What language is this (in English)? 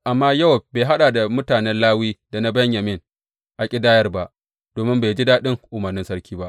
Hausa